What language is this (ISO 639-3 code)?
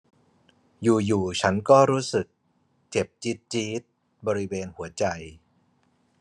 tha